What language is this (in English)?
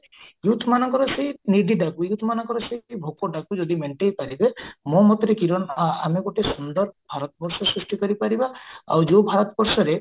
Odia